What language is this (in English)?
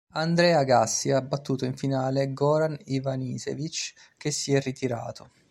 Italian